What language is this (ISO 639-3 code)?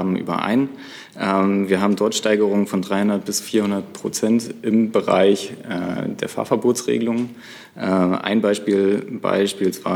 deu